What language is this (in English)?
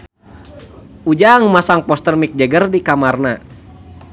Sundanese